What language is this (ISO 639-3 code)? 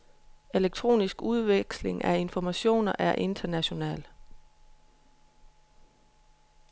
dan